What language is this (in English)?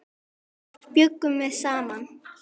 Icelandic